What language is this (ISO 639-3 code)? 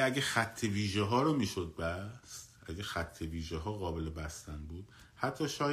fas